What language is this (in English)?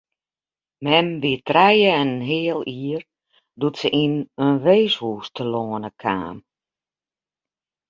Western Frisian